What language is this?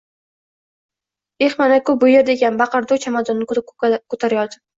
Uzbek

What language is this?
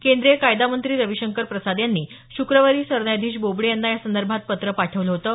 Marathi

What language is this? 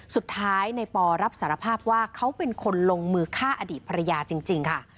Thai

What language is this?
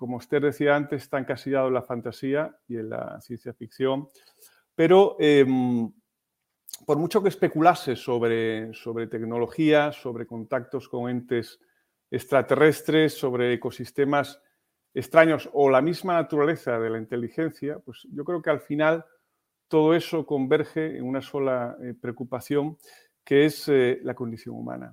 Spanish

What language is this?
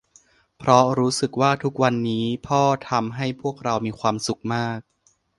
Thai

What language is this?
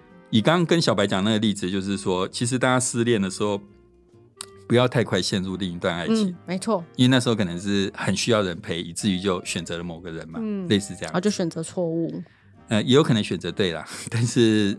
Chinese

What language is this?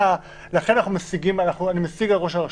Hebrew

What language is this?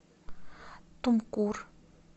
Russian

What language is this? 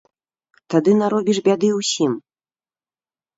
Belarusian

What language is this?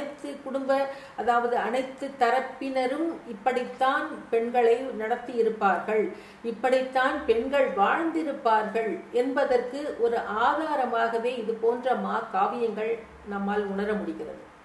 Tamil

